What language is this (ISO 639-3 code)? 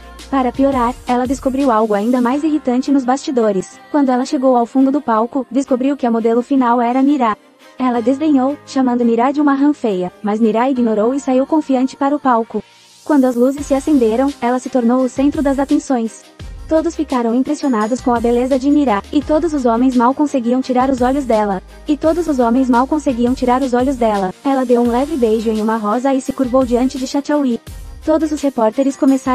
por